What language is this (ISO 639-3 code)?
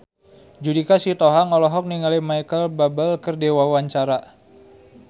sun